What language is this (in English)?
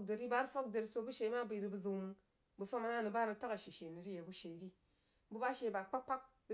Jiba